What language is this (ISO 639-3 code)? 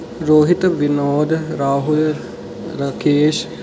doi